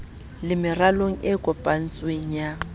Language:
Southern Sotho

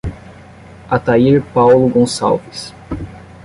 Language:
Portuguese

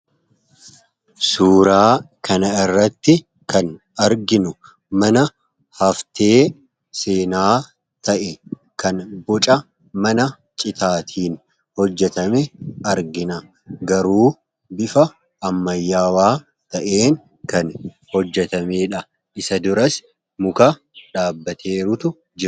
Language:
Oromo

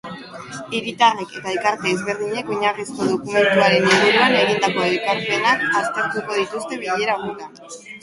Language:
Basque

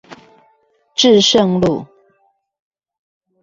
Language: Chinese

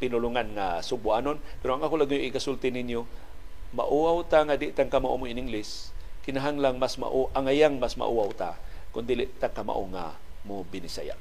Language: Filipino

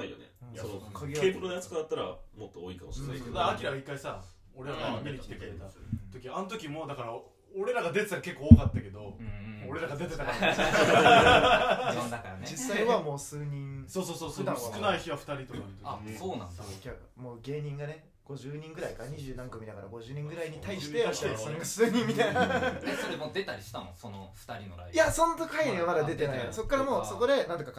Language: Japanese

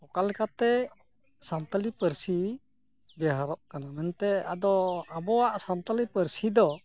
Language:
Santali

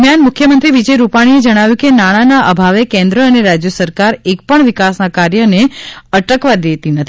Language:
Gujarati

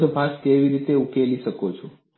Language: Gujarati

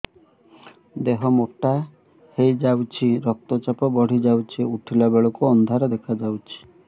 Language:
Odia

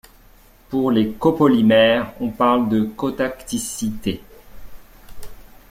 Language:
French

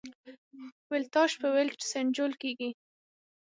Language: Pashto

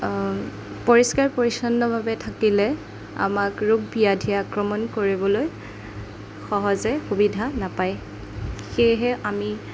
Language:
Assamese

